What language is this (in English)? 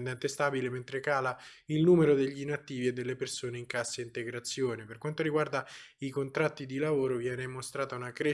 Italian